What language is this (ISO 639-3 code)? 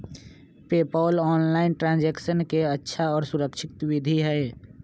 mag